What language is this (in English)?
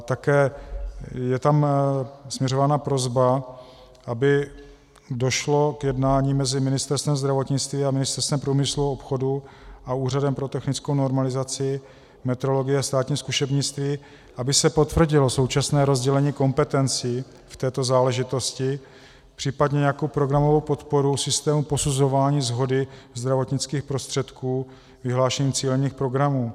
Czech